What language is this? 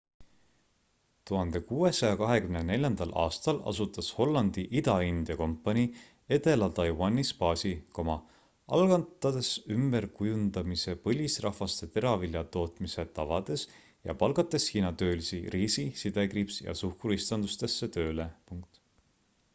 Estonian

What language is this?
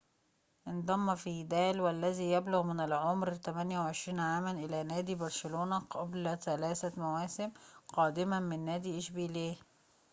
Arabic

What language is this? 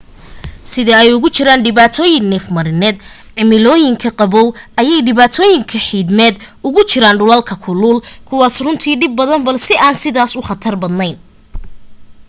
Somali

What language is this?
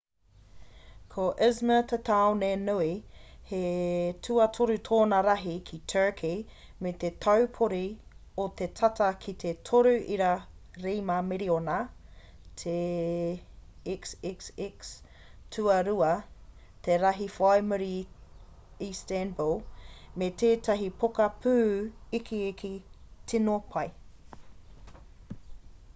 Māori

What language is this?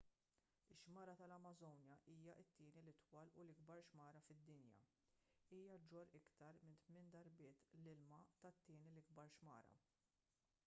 Maltese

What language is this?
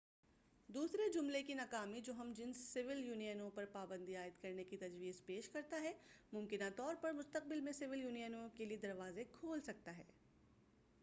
Urdu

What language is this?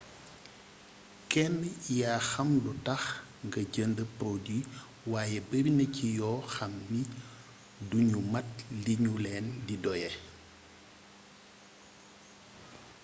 Wolof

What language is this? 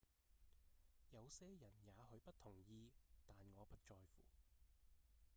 Cantonese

